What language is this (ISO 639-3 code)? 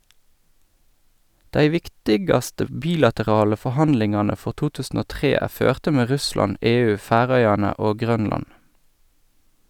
nor